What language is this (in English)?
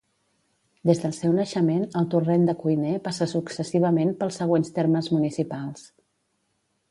Catalan